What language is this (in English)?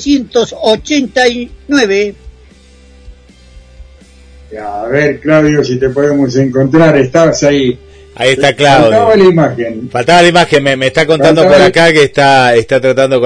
Spanish